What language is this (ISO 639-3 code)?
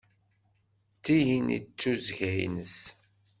kab